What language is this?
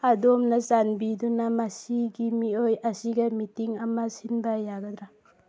Manipuri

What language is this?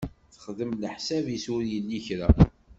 Kabyle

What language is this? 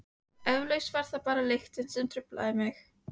Icelandic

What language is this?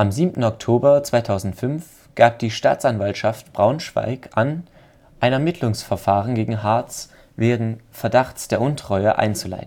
German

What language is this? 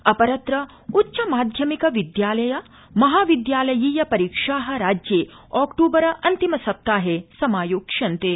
Sanskrit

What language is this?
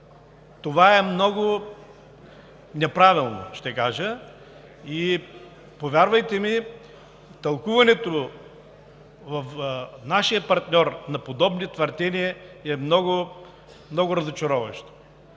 Bulgarian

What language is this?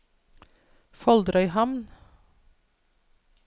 Norwegian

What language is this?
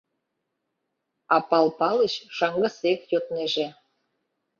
Mari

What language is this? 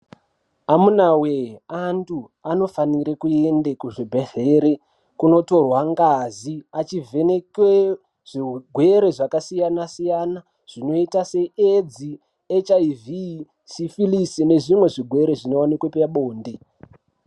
Ndau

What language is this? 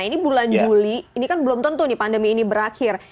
Indonesian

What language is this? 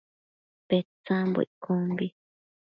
Matsés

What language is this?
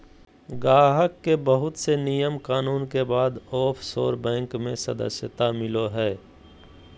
Magahi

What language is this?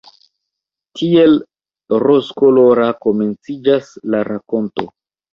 Esperanto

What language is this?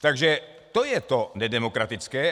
Czech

